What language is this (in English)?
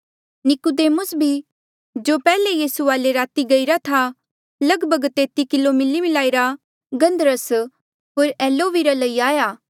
Mandeali